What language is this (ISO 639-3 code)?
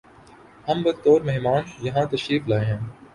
urd